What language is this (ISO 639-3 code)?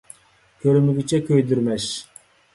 uig